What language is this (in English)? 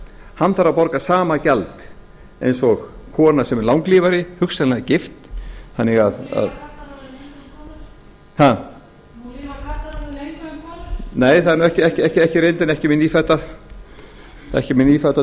Icelandic